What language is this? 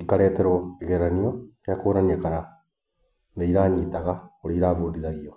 Kikuyu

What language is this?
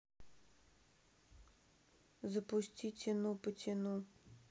Russian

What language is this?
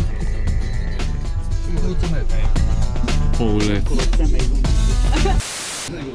Romanian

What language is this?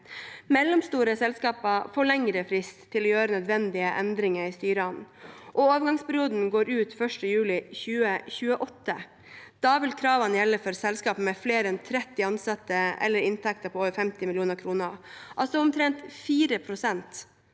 Norwegian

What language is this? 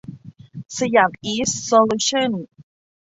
Thai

